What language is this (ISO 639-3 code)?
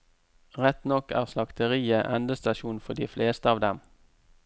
nor